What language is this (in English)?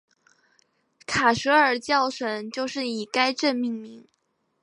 Chinese